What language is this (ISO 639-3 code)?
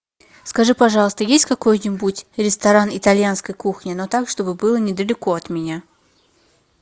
rus